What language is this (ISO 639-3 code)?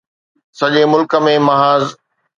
snd